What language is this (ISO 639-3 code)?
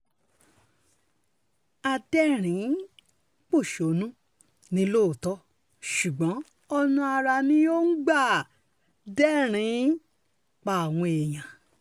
yor